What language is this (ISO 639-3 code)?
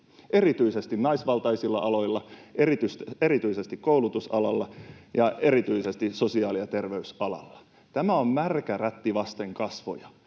fin